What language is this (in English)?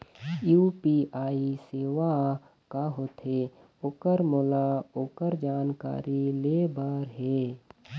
Chhattisgarhi